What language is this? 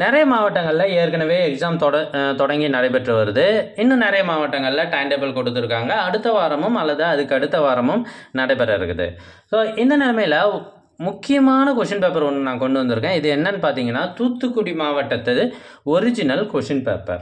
Tamil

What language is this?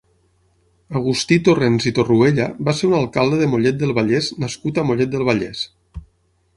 Catalan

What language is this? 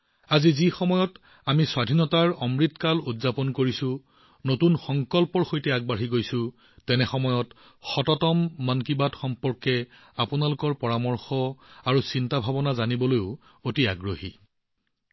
Assamese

